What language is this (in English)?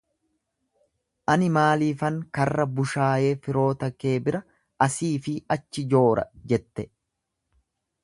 Oromo